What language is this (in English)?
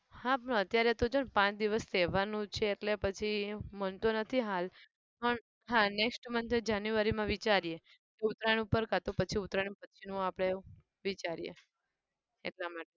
Gujarati